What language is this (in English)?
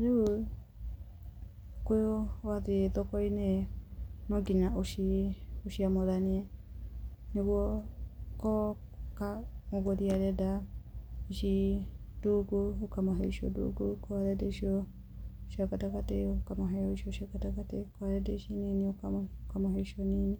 Kikuyu